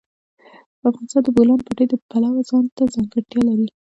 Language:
Pashto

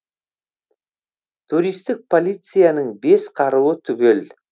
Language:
Kazakh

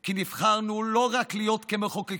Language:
Hebrew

